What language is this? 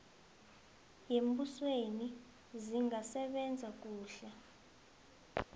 South Ndebele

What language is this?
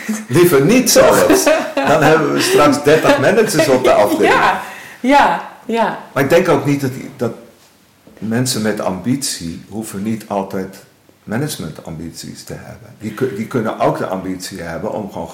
Dutch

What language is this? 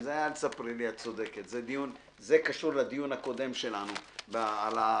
Hebrew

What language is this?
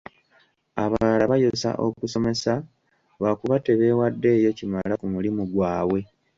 Ganda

